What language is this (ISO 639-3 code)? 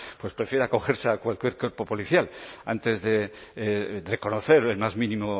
spa